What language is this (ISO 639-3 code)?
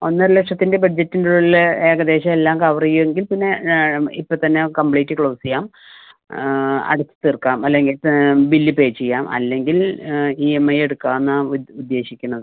mal